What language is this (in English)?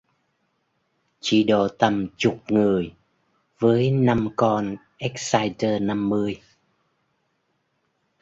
Vietnamese